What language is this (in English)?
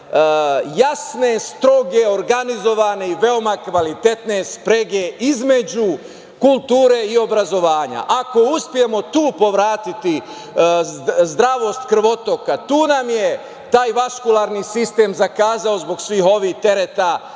Serbian